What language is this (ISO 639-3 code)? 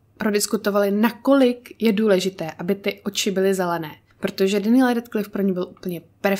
ces